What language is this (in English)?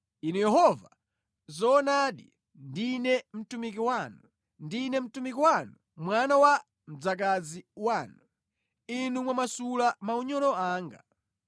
Nyanja